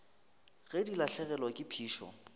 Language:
Northern Sotho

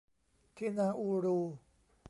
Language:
Thai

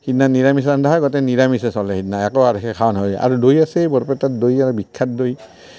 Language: Assamese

